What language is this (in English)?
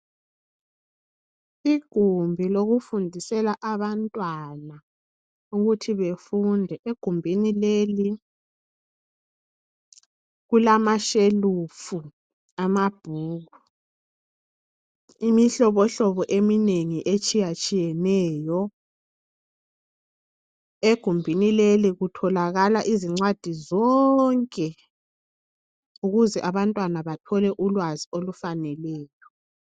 North Ndebele